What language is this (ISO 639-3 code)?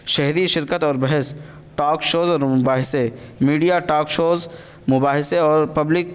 urd